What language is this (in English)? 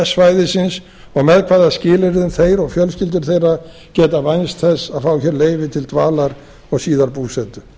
Icelandic